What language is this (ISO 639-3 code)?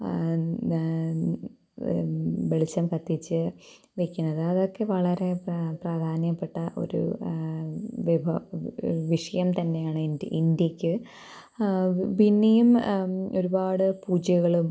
mal